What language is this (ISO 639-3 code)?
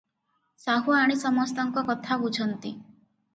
ori